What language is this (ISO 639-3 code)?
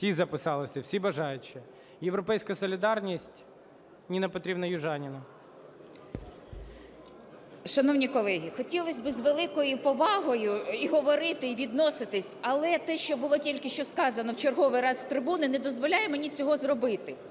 ukr